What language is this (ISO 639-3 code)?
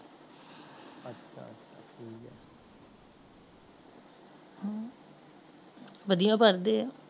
pan